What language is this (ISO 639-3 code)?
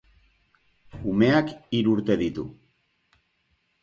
eus